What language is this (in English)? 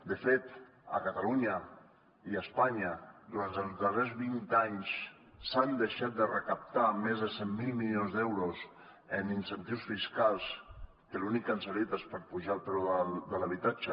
Catalan